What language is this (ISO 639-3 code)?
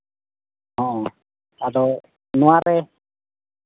sat